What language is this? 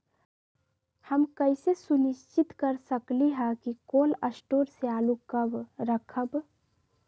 Magahi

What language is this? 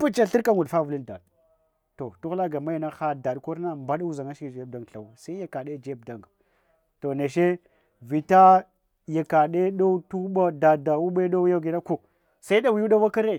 Hwana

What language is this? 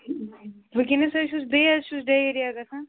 Kashmiri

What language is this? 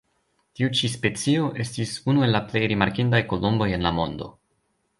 Esperanto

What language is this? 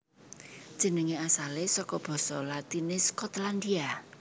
Javanese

